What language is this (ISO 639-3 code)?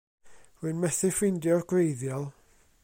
cym